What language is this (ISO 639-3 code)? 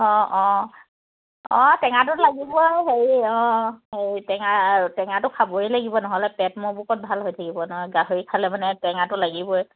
asm